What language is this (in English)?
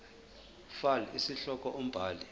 Zulu